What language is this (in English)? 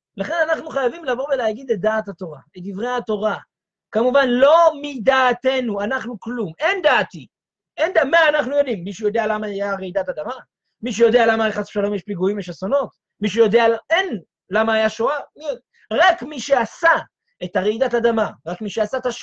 Hebrew